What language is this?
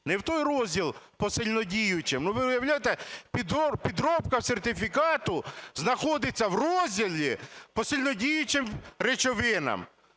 Ukrainian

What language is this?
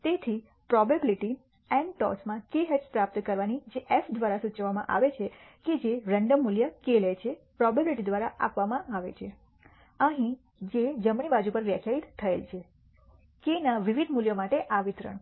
Gujarati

